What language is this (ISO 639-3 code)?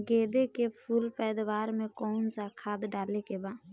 bho